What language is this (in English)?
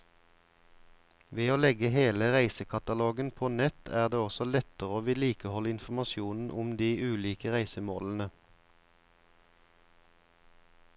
Norwegian